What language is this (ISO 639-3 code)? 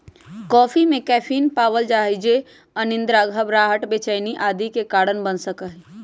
mag